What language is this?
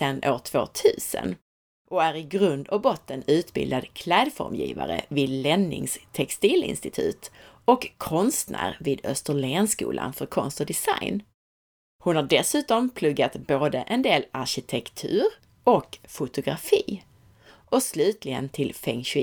Swedish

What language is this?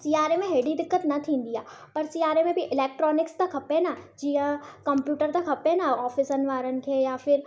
Sindhi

